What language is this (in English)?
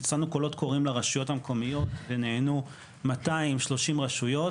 Hebrew